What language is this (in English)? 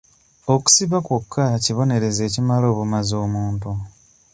Ganda